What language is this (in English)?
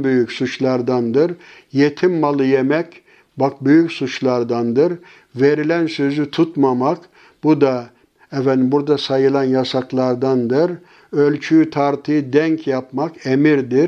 Turkish